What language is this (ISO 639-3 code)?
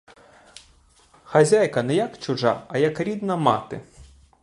ukr